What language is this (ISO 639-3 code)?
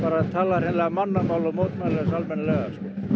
isl